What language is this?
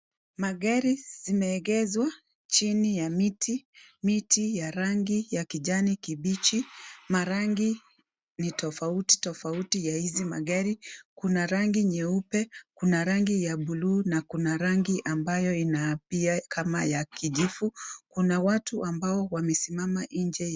Swahili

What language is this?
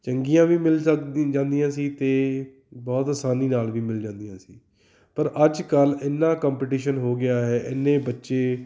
Punjabi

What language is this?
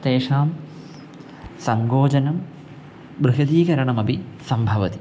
Sanskrit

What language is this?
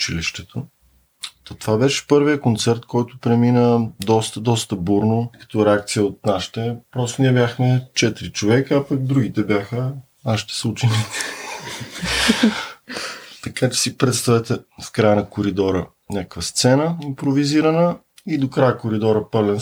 Bulgarian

